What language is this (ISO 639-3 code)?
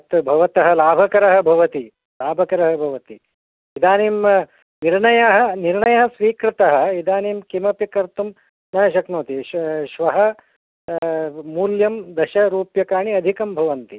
san